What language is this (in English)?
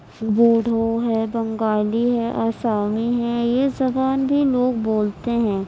Urdu